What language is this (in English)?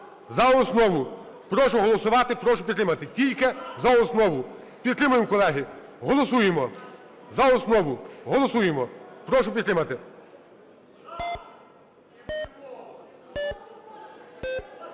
Ukrainian